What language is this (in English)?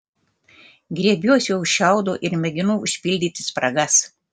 Lithuanian